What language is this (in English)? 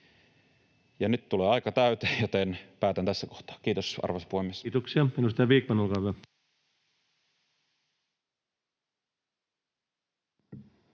Finnish